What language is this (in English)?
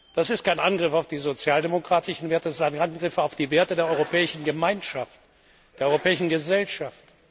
German